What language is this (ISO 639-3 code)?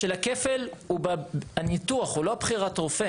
heb